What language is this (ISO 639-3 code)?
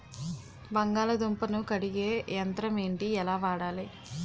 tel